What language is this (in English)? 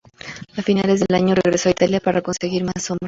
Spanish